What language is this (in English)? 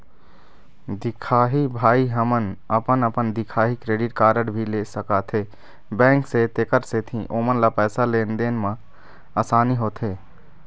Chhattisgarhi